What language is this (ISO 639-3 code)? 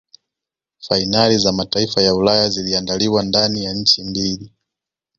swa